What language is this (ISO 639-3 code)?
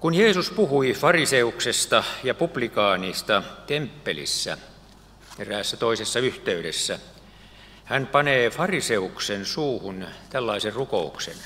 fin